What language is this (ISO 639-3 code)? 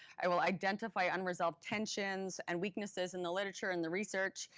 eng